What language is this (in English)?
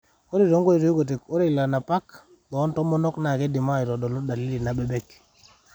Masai